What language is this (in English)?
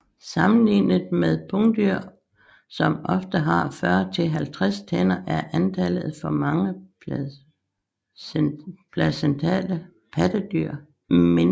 Danish